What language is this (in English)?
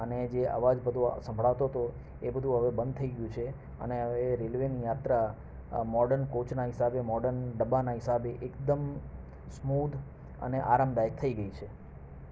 Gujarati